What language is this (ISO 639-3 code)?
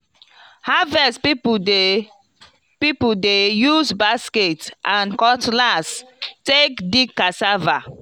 pcm